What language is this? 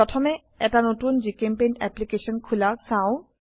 Assamese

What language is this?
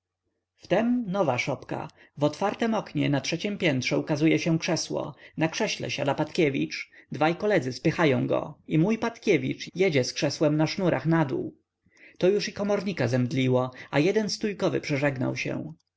Polish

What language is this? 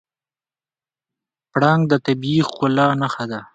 Pashto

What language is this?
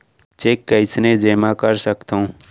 Chhattisgarhi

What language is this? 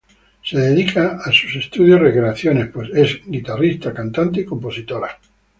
Spanish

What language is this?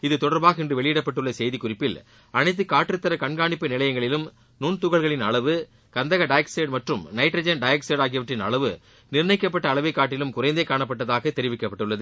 Tamil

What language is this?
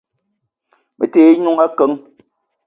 Eton (Cameroon)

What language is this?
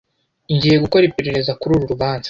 Kinyarwanda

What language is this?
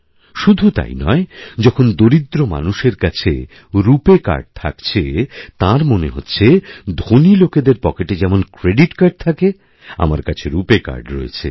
Bangla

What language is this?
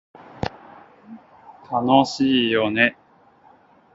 Japanese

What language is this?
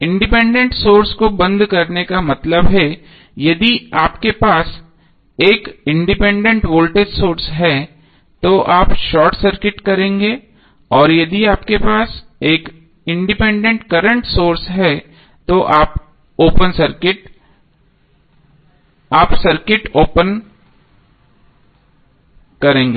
Hindi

